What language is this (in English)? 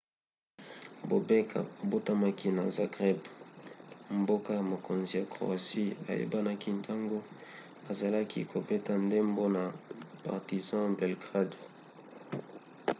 Lingala